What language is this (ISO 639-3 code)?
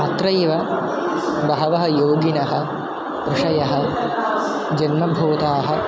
san